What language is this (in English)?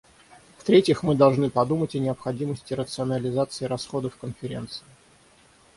Russian